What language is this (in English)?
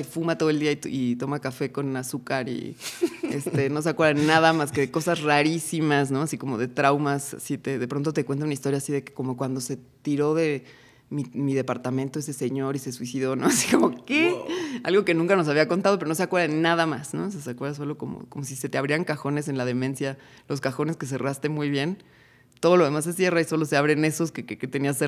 Spanish